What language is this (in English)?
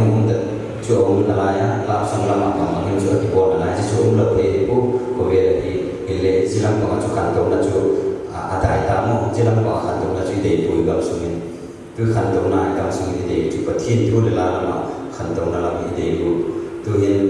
Korean